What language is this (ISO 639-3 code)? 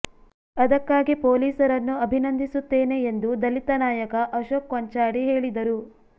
kan